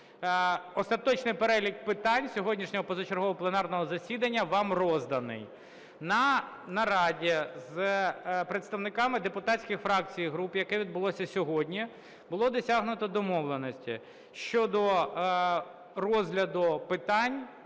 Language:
Ukrainian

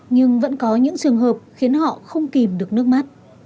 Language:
Vietnamese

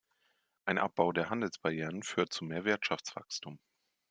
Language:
German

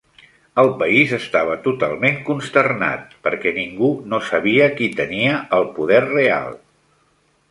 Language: Catalan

